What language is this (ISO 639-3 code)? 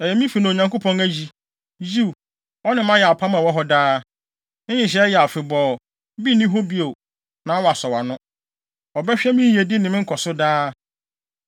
aka